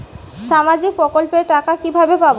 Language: Bangla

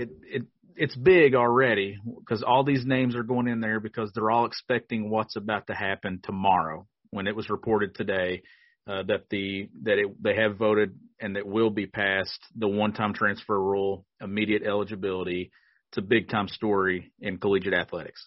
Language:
English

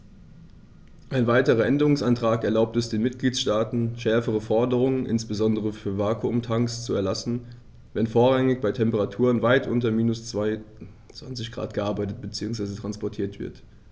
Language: German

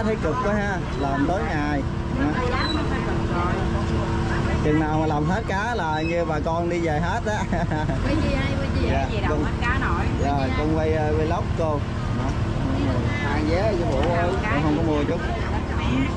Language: Vietnamese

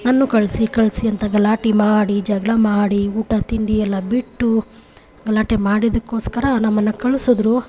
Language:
Kannada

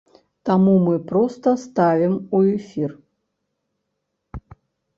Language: Belarusian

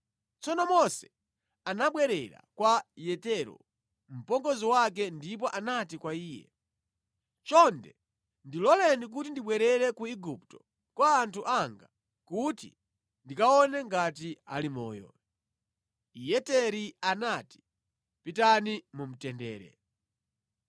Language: Nyanja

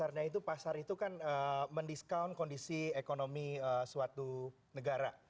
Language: Indonesian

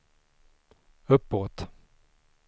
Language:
Swedish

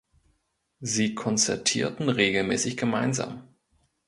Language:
German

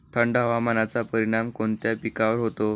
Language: Marathi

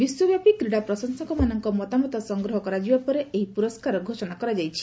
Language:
Odia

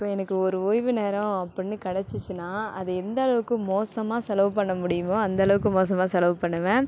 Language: Tamil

